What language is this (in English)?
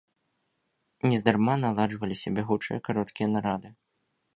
Belarusian